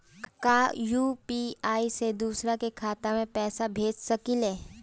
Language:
Bhojpuri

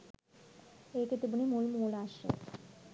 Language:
Sinhala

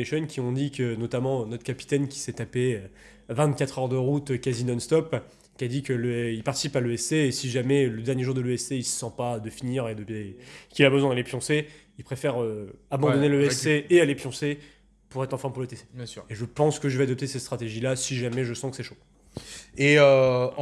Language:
French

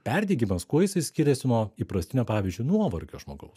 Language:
Lithuanian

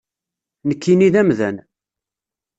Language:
Kabyle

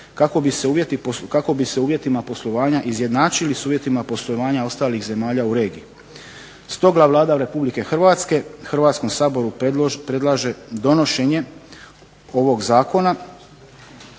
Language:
Croatian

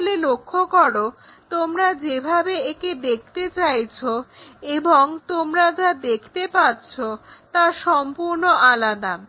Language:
Bangla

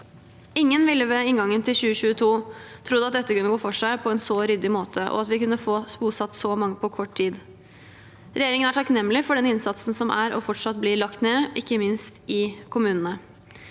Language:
Norwegian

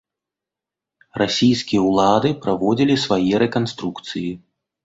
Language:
Belarusian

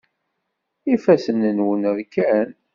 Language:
Kabyle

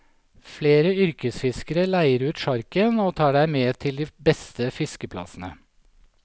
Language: Norwegian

